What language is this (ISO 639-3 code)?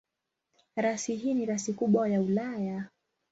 swa